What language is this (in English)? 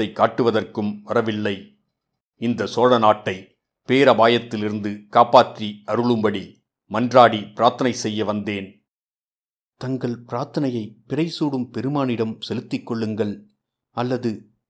Tamil